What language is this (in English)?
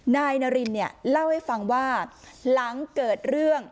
Thai